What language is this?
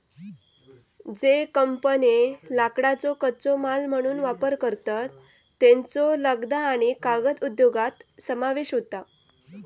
Marathi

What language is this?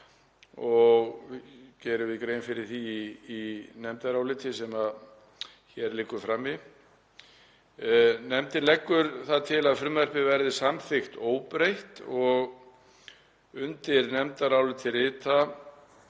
Icelandic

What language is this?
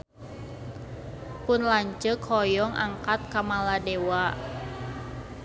Sundanese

